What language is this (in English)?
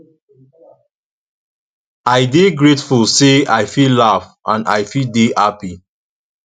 Nigerian Pidgin